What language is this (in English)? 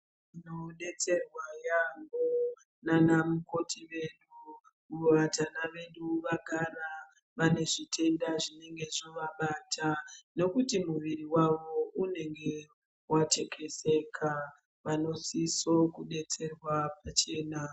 Ndau